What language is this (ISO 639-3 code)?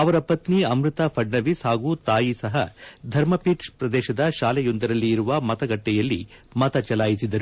kan